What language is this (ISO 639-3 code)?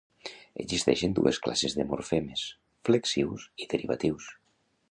cat